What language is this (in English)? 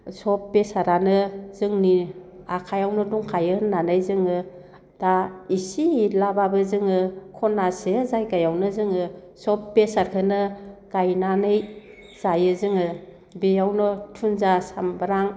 Bodo